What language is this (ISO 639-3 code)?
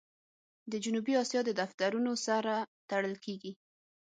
pus